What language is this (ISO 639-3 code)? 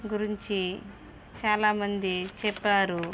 tel